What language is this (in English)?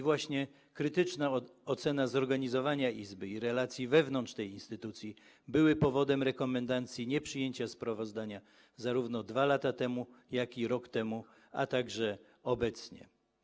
Polish